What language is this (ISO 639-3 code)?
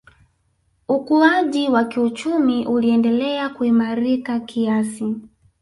swa